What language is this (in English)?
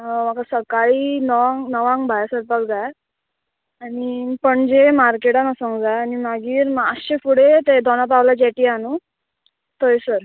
Konkani